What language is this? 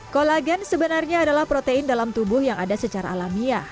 Indonesian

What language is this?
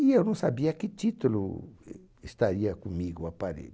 Portuguese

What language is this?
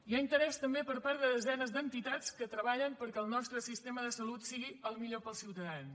Catalan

